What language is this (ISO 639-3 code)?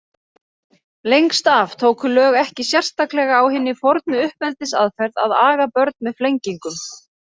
isl